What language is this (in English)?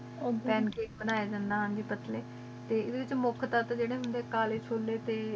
Punjabi